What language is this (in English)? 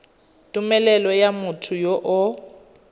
Tswana